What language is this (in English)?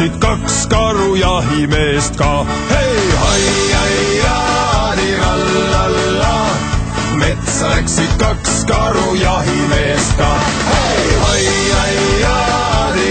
Estonian